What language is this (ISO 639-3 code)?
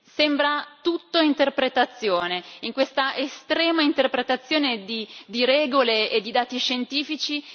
ita